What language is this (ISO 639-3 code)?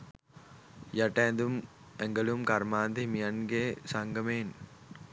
sin